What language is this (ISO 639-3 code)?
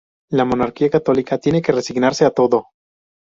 spa